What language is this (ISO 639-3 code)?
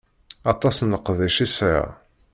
kab